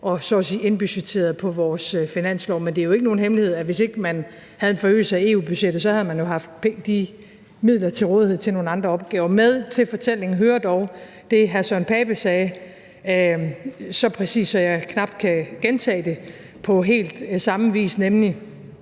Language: Danish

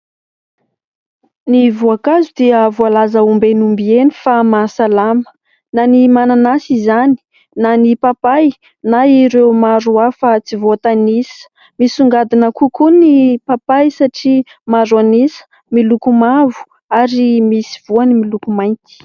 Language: Malagasy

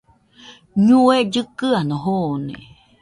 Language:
Nüpode Huitoto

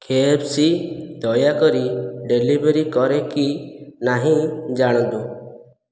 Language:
Odia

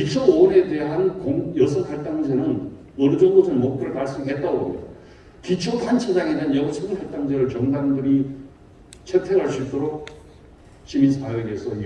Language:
Korean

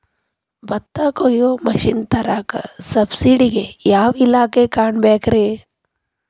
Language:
Kannada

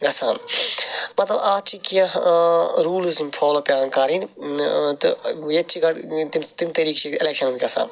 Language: Kashmiri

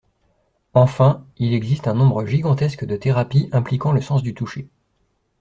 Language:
French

